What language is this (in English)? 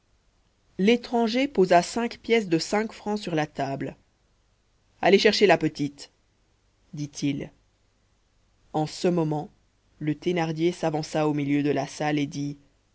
French